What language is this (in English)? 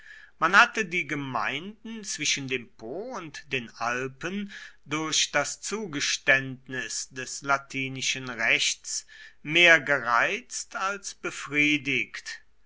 German